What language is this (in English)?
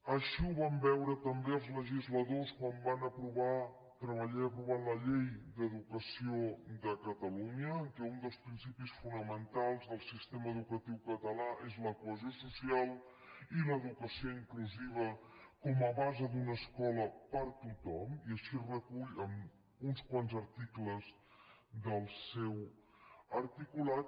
Catalan